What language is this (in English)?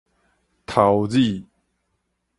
Min Nan Chinese